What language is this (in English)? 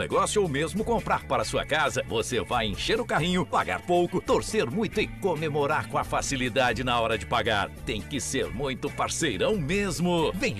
Portuguese